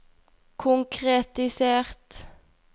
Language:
Norwegian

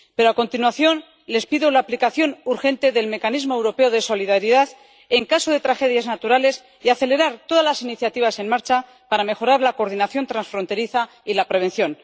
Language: Spanish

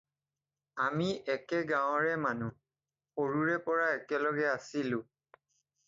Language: Assamese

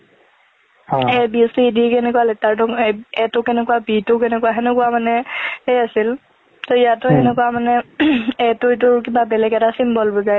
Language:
Assamese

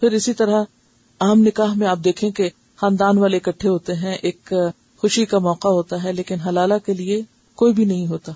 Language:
Urdu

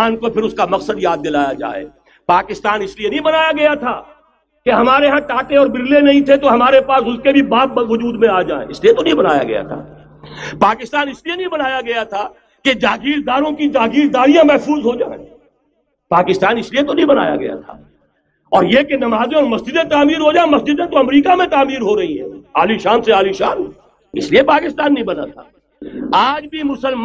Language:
Urdu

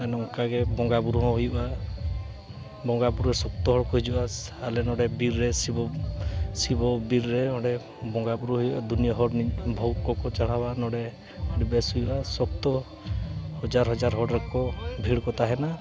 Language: Santali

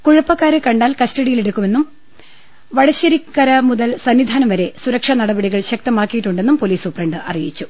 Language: Malayalam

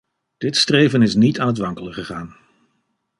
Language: Dutch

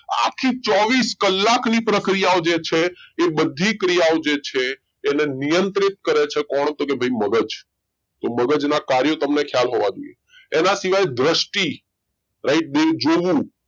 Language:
Gujarati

